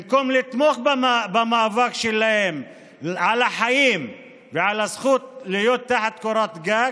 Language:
Hebrew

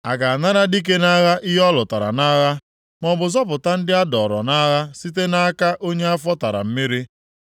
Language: Igbo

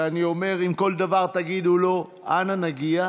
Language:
Hebrew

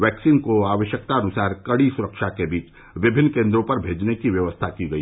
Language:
Hindi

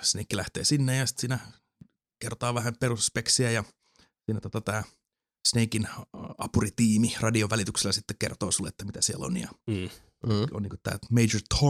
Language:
Finnish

